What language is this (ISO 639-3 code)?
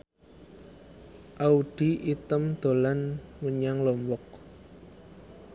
jav